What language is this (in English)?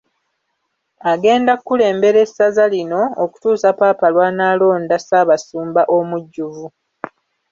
Ganda